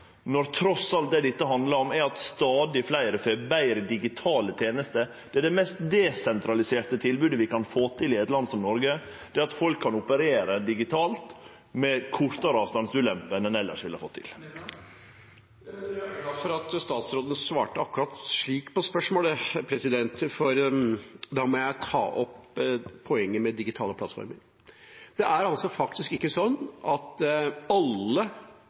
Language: Norwegian Nynorsk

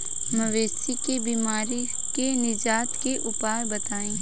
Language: Bhojpuri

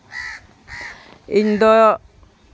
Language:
Santali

